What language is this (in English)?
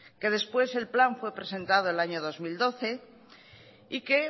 Spanish